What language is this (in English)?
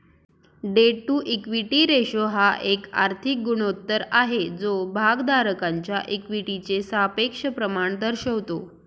Marathi